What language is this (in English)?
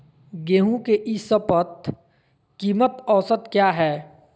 Magahi